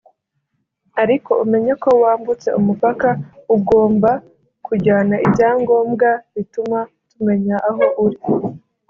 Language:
Kinyarwanda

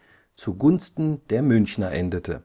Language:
German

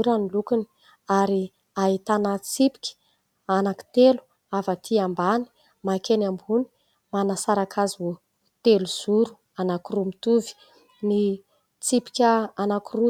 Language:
Malagasy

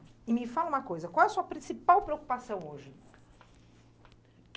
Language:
Portuguese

